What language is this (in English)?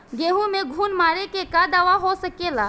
Bhojpuri